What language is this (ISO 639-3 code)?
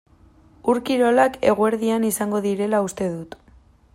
eus